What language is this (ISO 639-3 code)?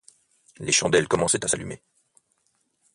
fra